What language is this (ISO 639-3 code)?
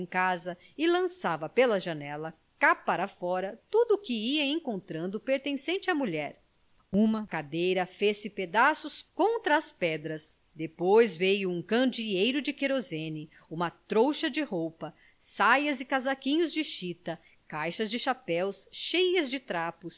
por